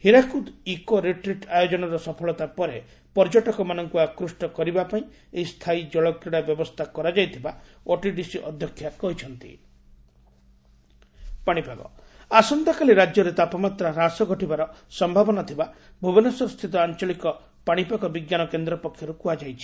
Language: Odia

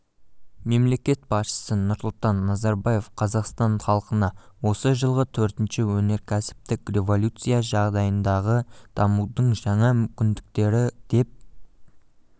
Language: Kazakh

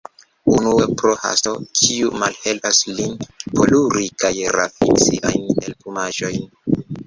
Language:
Esperanto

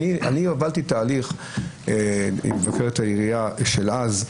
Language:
Hebrew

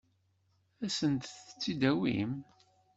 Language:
Kabyle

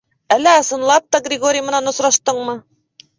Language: Bashkir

